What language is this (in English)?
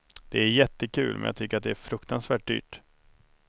Swedish